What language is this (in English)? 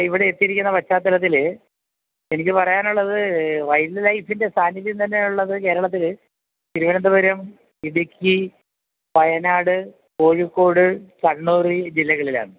Malayalam